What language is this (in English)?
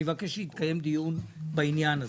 Hebrew